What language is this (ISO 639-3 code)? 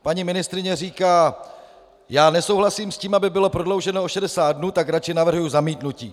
ces